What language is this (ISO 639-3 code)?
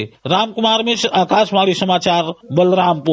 hin